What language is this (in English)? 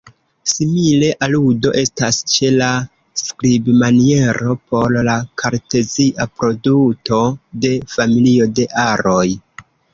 Esperanto